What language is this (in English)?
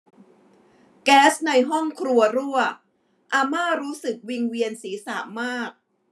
Thai